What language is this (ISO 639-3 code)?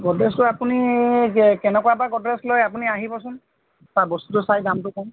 asm